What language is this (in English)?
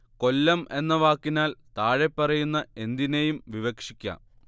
Malayalam